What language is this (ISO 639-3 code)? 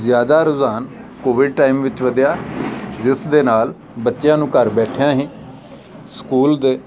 pan